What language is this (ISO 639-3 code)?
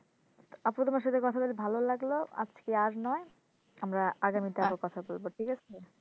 ben